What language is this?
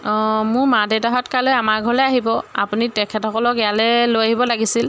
Assamese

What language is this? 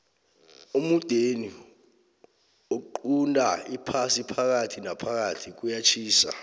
South Ndebele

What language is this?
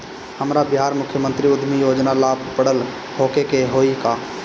Bhojpuri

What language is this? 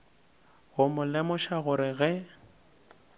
Northern Sotho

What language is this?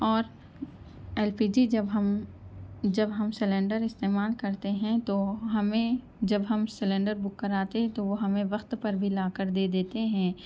Urdu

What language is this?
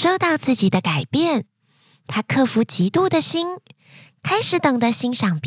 Chinese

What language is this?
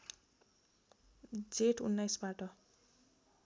Nepali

